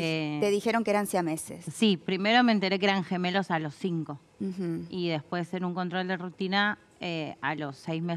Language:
Spanish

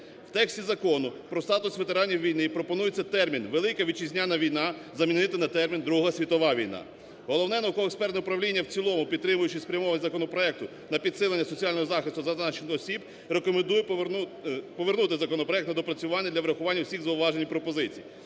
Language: Ukrainian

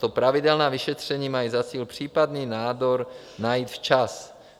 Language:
Czech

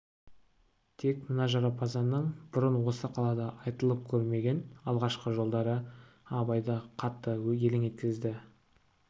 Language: Kazakh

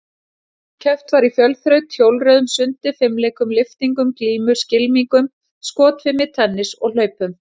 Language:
Icelandic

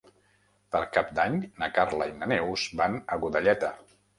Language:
Catalan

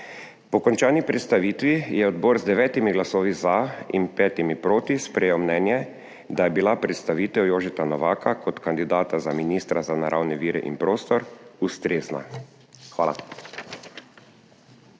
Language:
Slovenian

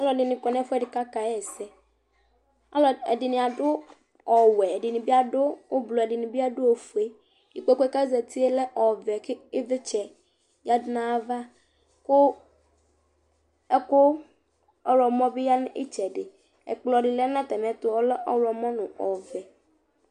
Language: Ikposo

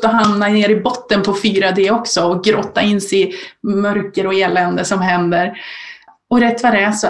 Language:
Swedish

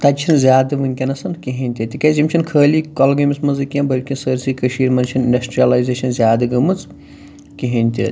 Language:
Kashmiri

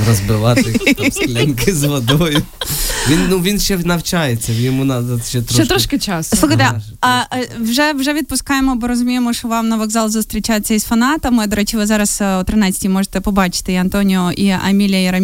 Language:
Ukrainian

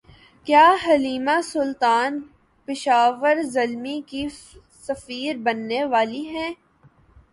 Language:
Urdu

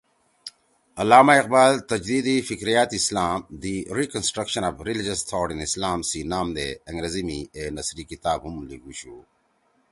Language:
Torwali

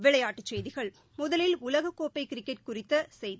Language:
Tamil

